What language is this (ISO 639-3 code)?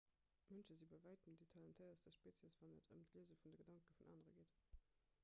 ltz